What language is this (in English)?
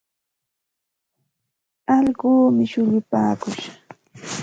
Santa Ana de Tusi Pasco Quechua